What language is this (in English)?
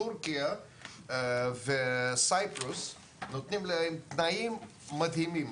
Hebrew